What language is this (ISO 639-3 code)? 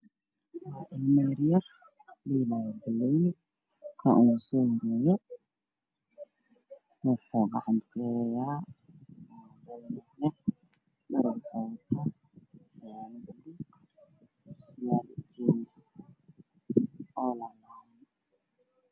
som